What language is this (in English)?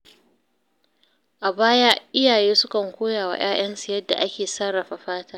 Hausa